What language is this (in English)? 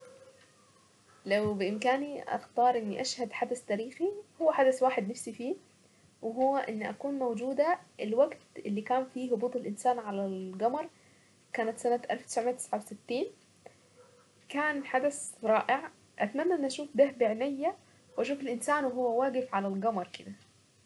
Saidi Arabic